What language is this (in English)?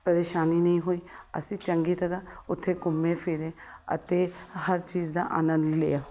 Punjabi